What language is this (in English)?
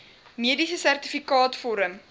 Afrikaans